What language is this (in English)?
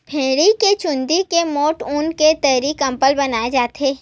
Chhattisgarhi